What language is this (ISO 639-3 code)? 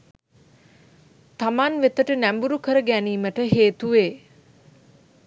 sin